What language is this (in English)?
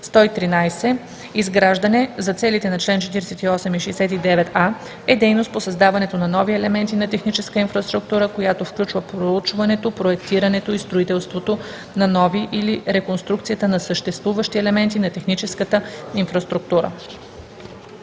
Bulgarian